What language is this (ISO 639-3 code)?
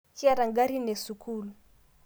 mas